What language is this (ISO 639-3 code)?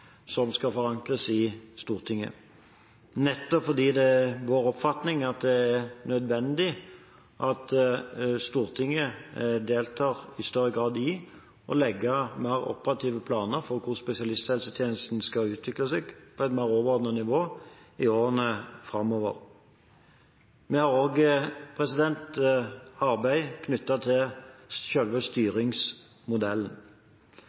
nob